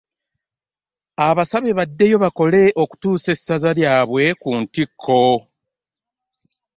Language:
Ganda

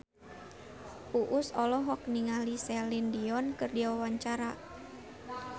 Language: Sundanese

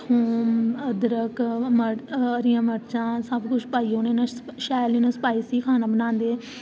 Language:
Dogri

